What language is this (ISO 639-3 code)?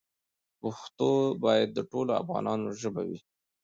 pus